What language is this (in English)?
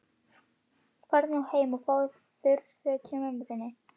Icelandic